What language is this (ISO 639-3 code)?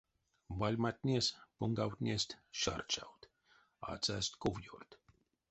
myv